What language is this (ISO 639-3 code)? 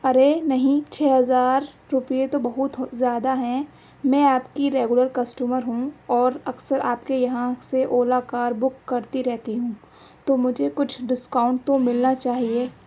urd